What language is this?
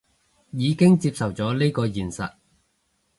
Cantonese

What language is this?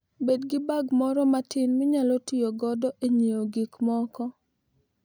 Luo (Kenya and Tanzania)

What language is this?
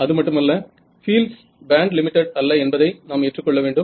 Tamil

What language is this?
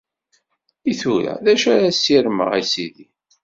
Kabyle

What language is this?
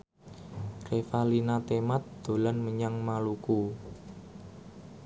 Javanese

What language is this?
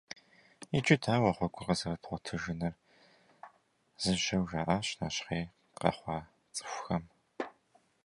Kabardian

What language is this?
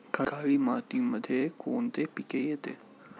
Marathi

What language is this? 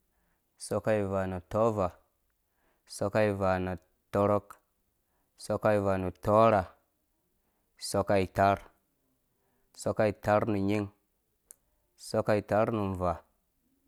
Dũya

